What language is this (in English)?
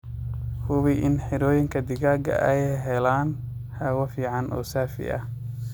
Somali